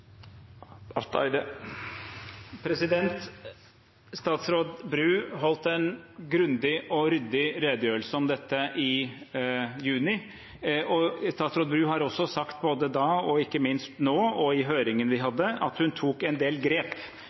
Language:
Norwegian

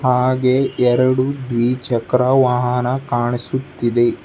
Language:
Kannada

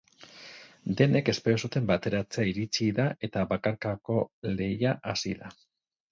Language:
Basque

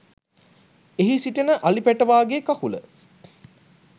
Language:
Sinhala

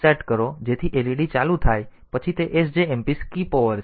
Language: Gujarati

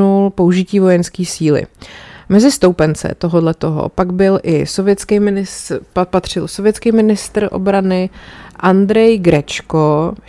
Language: Czech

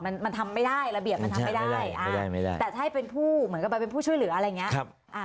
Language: Thai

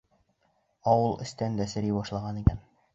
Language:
Bashkir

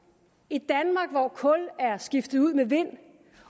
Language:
Danish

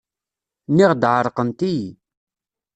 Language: Kabyle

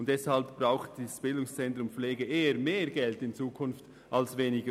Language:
Swiss German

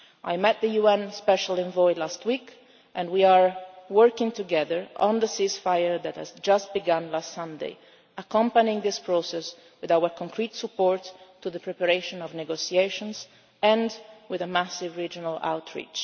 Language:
English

